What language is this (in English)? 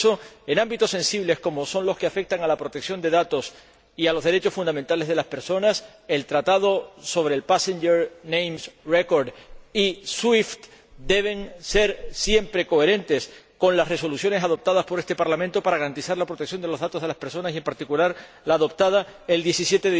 Spanish